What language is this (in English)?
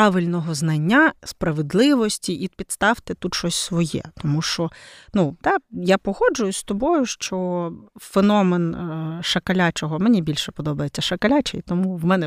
Ukrainian